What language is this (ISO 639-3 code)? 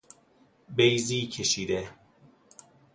fas